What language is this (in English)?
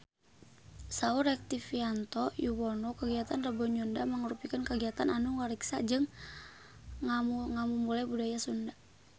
Sundanese